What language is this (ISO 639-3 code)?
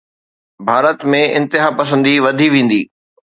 snd